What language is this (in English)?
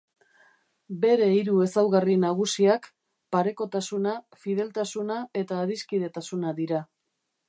Basque